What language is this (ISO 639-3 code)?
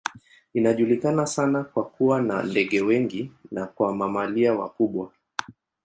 swa